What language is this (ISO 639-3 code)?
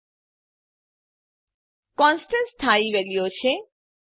guj